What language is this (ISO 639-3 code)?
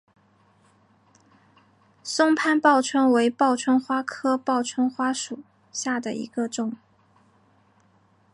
zho